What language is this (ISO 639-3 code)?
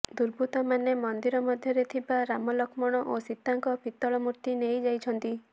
ori